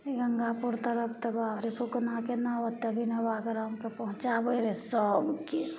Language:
Maithili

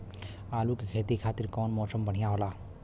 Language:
Bhojpuri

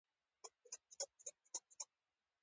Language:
Pashto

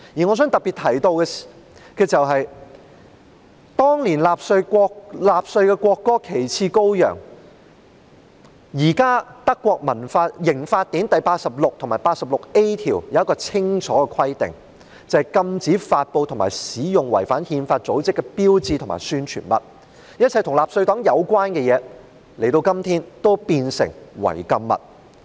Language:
Cantonese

